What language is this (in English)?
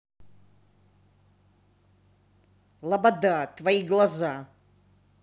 Russian